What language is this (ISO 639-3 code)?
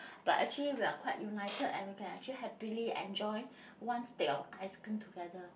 eng